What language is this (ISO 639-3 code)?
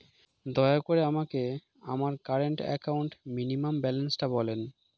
ben